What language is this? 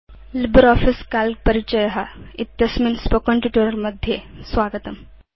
Sanskrit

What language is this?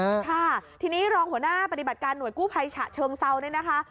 Thai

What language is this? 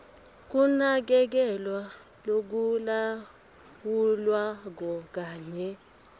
Swati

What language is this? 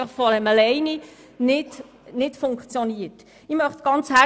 Swiss German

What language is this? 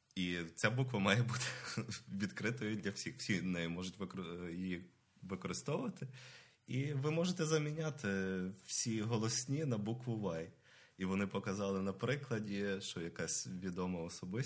Ukrainian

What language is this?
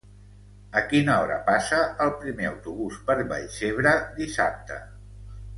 Catalan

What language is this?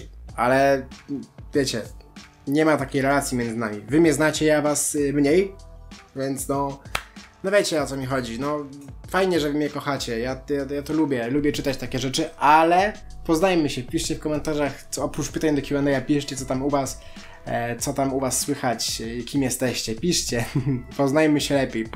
Polish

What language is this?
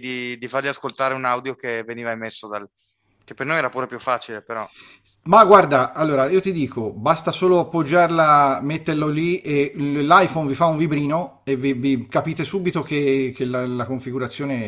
Italian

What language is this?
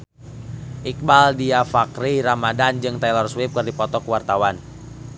Sundanese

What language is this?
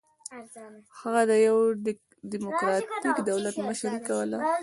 Pashto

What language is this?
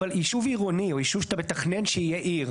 Hebrew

